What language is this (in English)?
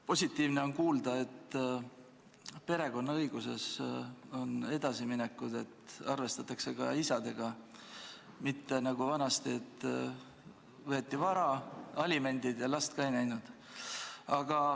Estonian